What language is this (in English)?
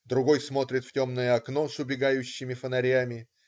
Russian